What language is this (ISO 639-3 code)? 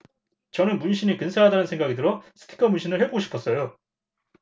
kor